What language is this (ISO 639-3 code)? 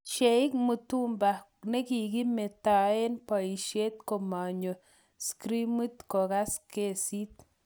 kln